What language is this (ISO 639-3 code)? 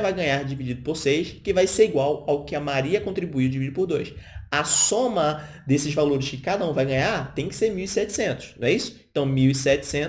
por